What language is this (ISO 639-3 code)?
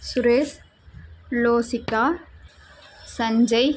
tam